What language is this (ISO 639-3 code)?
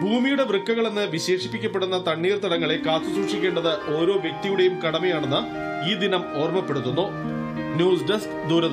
tur